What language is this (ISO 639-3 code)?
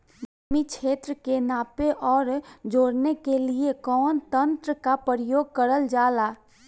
bho